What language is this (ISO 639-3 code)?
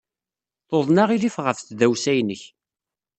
kab